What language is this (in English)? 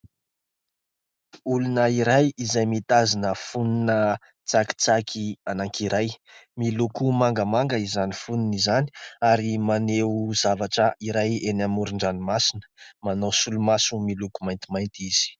Malagasy